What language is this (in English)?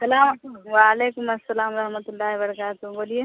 Urdu